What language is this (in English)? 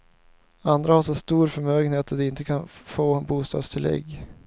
Swedish